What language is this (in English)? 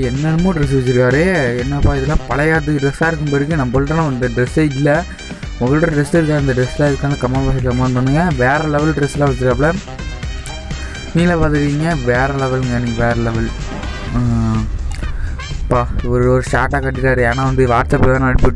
Indonesian